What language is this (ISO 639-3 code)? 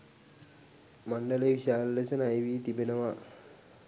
sin